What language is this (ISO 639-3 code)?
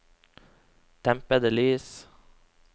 nor